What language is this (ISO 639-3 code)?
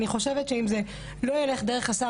heb